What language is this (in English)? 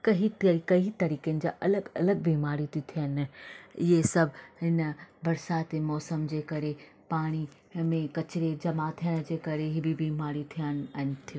Sindhi